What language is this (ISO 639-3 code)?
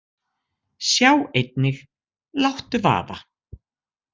isl